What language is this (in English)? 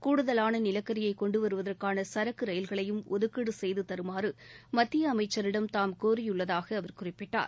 Tamil